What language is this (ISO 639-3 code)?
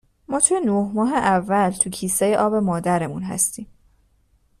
fas